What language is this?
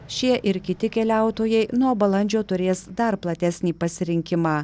Lithuanian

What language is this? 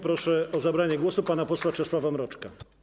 Polish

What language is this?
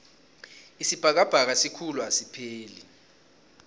South Ndebele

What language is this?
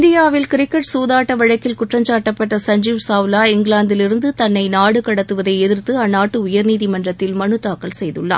Tamil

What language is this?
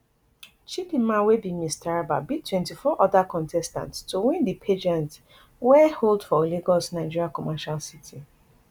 Nigerian Pidgin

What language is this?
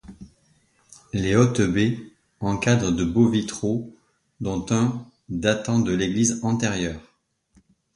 French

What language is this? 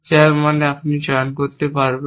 Bangla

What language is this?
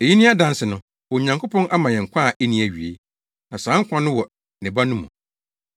Akan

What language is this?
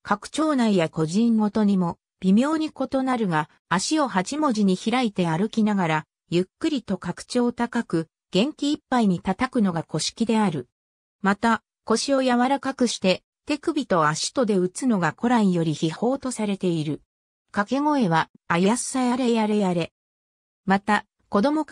Japanese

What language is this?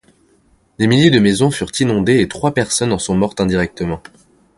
French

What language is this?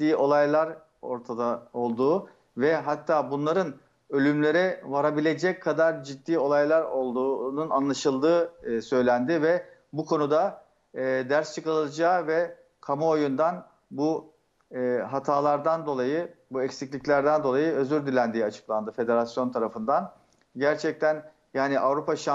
Turkish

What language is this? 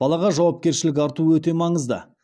Kazakh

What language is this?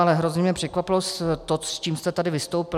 Czech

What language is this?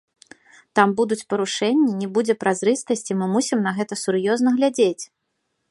Belarusian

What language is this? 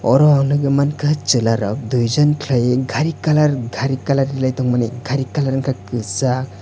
Kok Borok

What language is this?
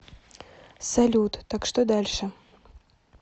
Russian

